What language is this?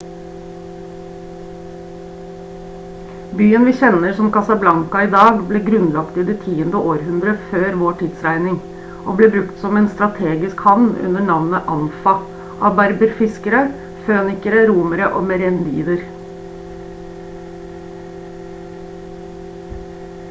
Norwegian Bokmål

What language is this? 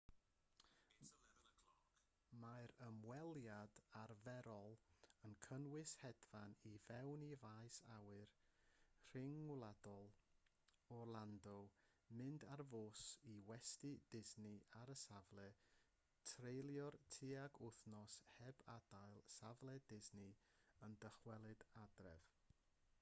Welsh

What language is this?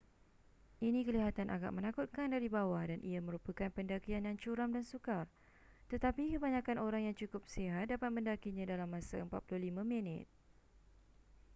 Malay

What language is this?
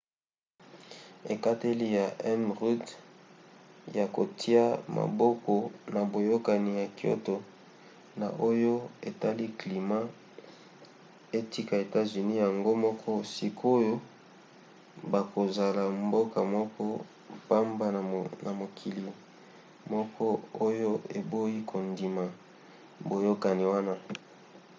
Lingala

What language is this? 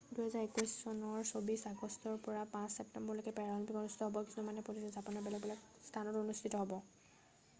Assamese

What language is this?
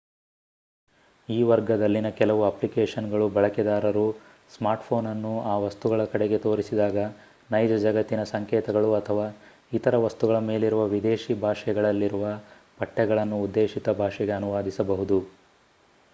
Kannada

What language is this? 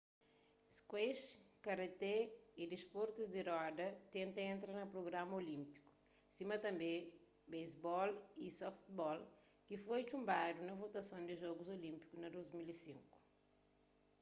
Kabuverdianu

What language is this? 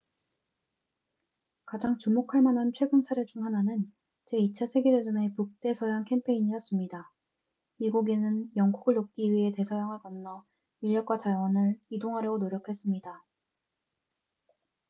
Korean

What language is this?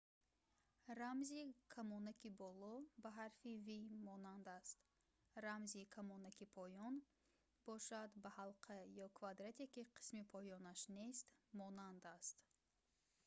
Tajik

